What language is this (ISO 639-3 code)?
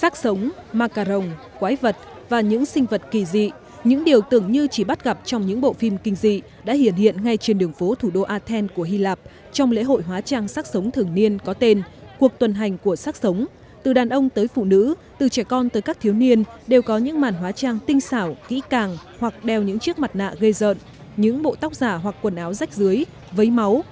vie